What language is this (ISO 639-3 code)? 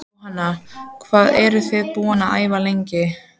isl